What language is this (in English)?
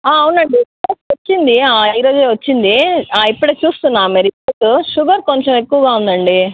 Telugu